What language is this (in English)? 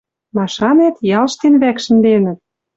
Western Mari